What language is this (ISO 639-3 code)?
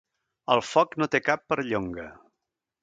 cat